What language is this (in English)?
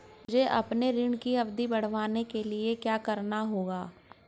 Hindi